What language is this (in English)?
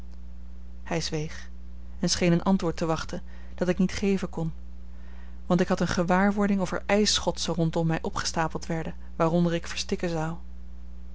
Dutch